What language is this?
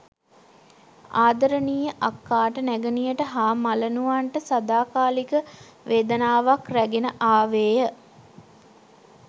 Sinhala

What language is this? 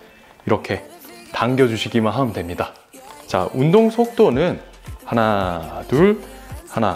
Korean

